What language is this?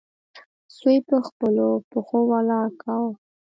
Pashto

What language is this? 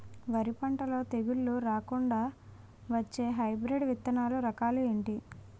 Telugu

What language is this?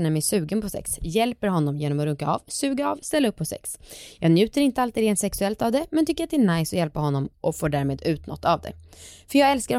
Swedish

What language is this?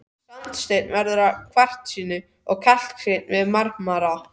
Icelandic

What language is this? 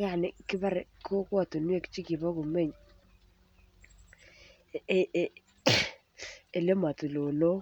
Kalenjin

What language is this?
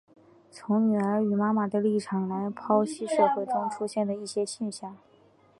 Chinese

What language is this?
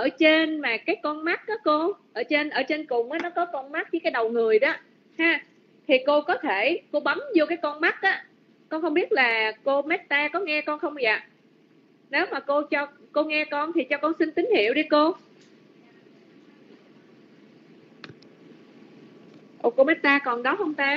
Vietnamese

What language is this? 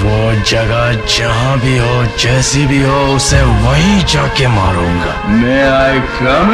Hindi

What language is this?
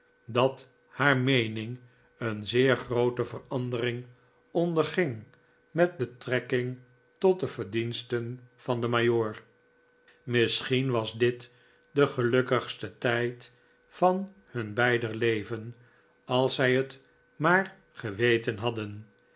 Dutch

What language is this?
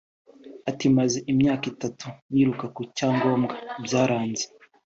Kinyarwanda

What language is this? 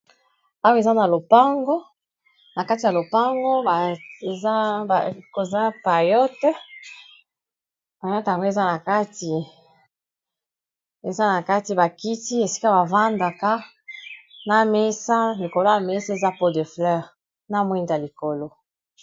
Lingala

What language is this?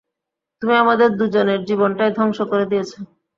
Bangla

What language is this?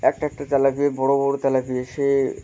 Bangla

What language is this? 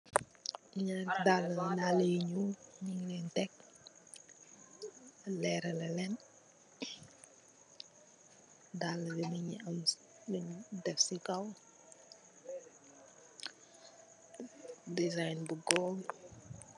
Wolof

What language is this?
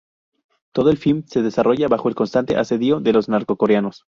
Spanish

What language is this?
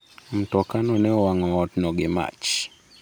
Luo (Kenya and Tanzania)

